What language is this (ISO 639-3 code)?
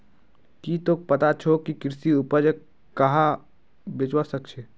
mag